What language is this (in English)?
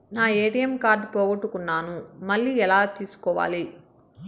Telugu